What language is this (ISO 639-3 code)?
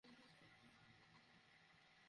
ben